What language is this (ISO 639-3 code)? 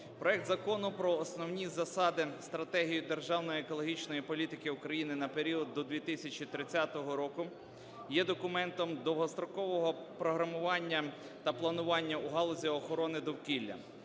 ukr